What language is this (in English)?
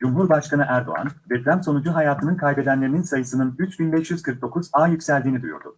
Turkish